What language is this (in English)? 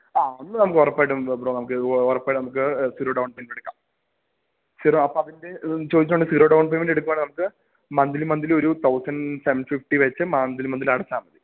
Malayalam